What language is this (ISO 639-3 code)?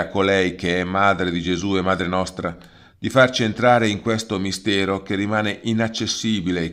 ita